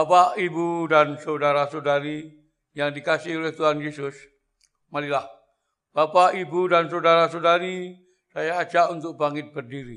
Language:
Indonesian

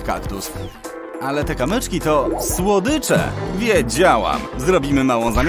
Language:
Polish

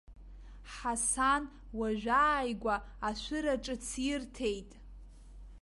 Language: Abkhazian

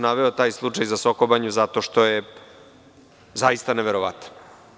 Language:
Serbian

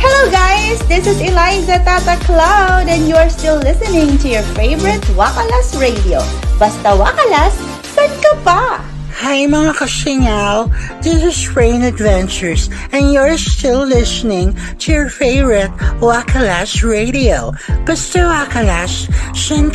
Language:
Filipino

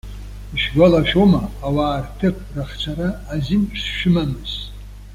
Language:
Abkhazian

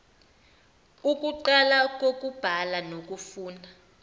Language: Zulu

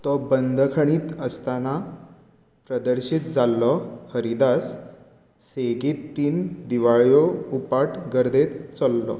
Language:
Konkani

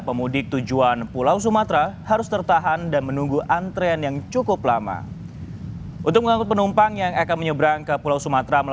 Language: Indonesian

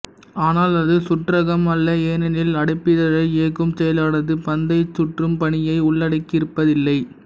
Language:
Tamil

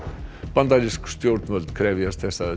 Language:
Icelandic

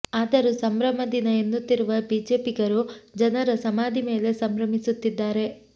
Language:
Kannada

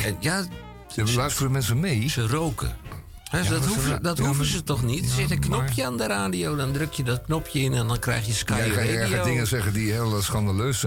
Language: Dutch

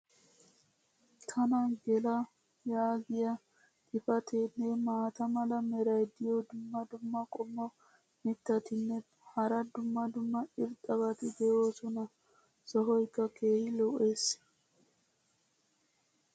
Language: Wolaytta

